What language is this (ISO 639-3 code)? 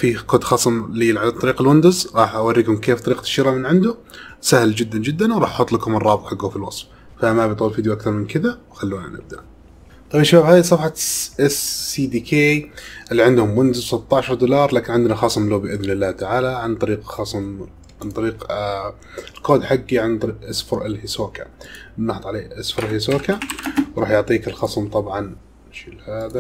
ara